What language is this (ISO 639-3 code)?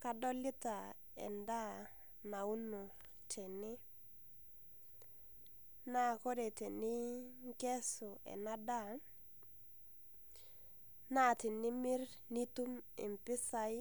mas